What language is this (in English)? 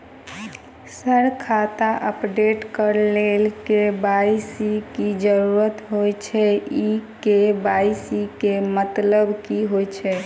Maithili